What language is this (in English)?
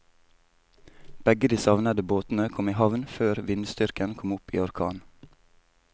Norwegian